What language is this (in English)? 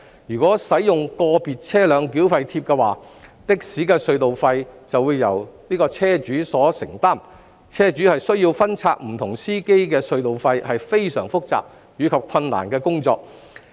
Cantonese